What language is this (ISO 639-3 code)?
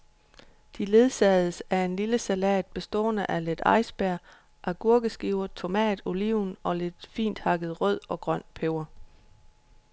dan